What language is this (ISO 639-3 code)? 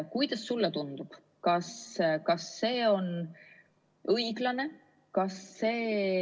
est